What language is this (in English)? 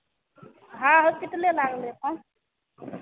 Hindi